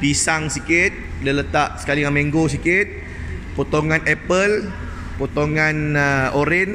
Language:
Malay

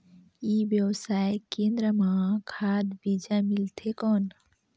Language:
Chhattisgarhi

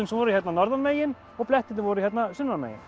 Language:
Icelandic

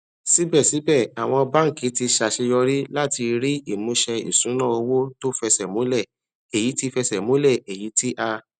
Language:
Yoruba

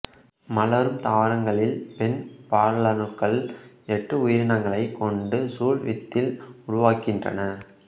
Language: Tamil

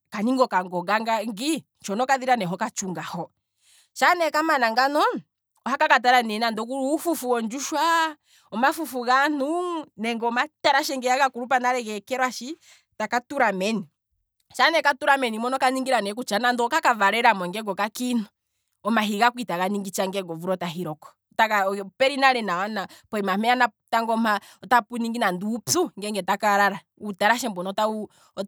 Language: Kwambi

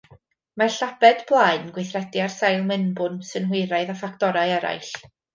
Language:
Welsh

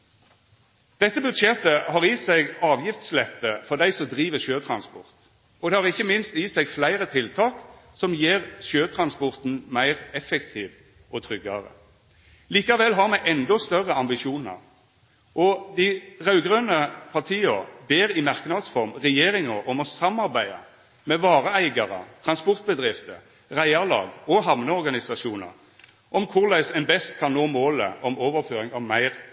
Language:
Norwegian Nynorsk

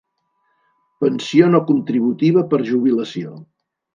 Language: Catalan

